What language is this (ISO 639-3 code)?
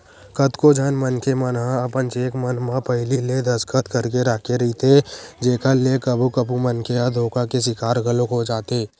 hne